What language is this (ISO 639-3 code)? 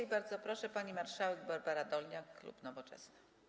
pol